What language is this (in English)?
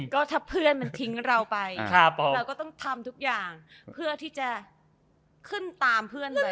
Thai